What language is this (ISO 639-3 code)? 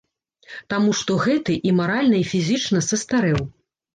bel